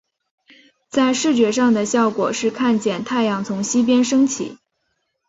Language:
Chinese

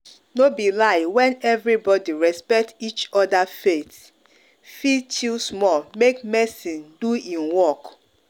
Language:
Nigerian Pidgin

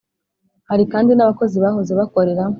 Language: Kinyarwanda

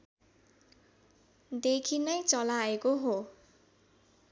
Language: Nepali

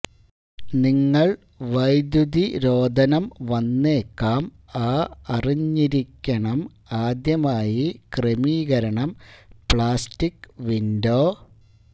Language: Malayalam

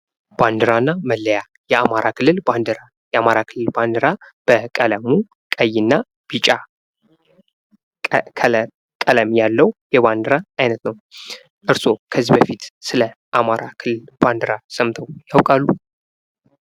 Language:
Amharic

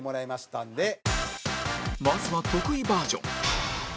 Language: Japanese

